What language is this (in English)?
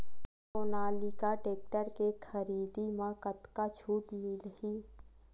Chhattisgarhi